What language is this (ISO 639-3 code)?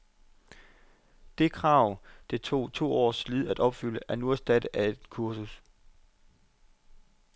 dan